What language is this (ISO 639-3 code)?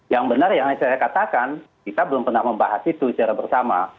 ind